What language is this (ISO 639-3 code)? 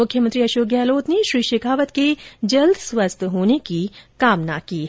hin